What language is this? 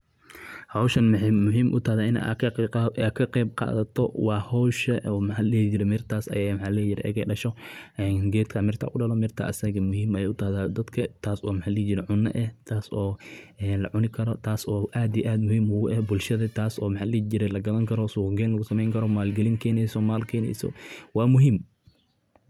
Somali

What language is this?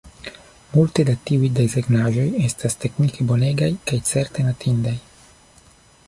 Esperanto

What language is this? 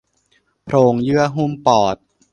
Thai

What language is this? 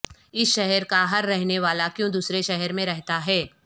Urdu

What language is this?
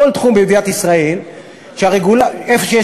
Hebrew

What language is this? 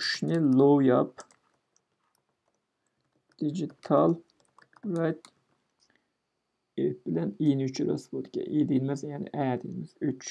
Turkish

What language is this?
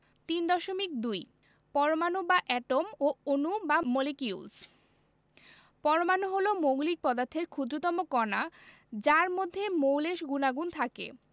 Bangla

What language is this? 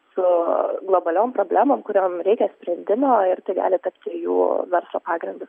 Lithuanian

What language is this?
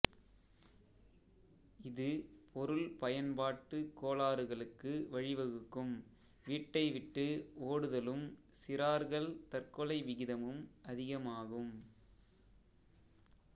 Tamil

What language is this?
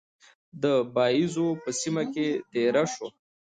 Pashto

